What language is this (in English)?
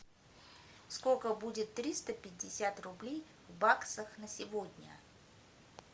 Russian